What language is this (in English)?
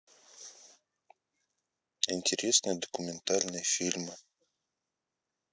Russian